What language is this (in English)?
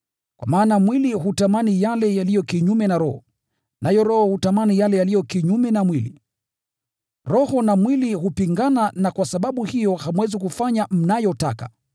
Swahili